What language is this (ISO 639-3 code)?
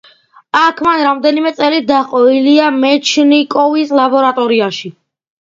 kat